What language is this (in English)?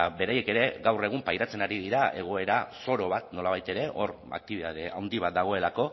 Basque